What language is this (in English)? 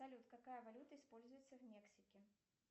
Russian